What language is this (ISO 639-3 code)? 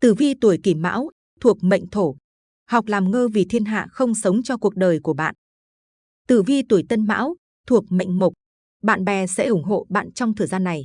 vie